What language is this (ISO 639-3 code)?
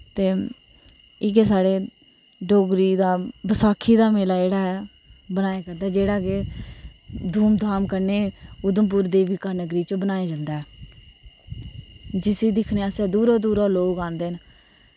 doi